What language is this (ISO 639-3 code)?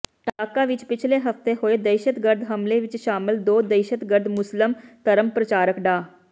pan